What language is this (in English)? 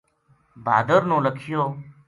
Gujari